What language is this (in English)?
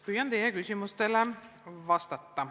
Estonian